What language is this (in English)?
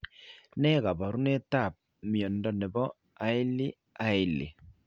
Kalenjin